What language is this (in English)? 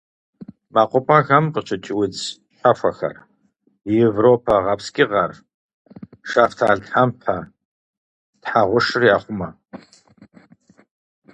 Kabardian